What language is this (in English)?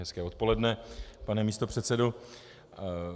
Czech